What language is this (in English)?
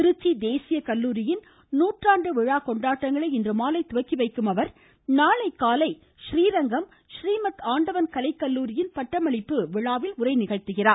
Tamil